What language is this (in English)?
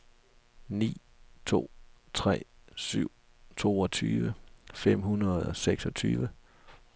Danish